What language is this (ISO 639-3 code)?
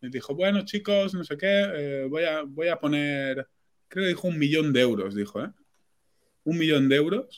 spa